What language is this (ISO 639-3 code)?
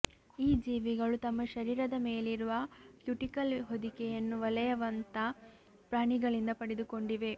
kan